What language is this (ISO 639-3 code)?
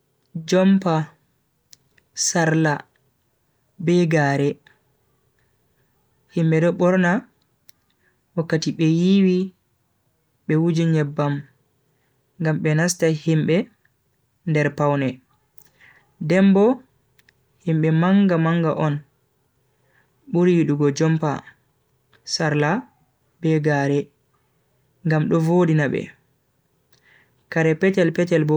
fui